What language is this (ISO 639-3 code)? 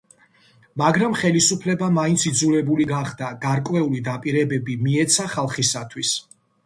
kat